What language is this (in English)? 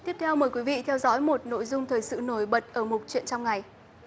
Vietnamese